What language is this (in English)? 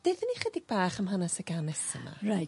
Welsh